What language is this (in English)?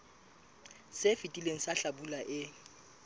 Southern Sotho